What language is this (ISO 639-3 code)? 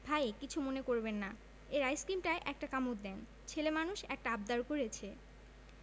ben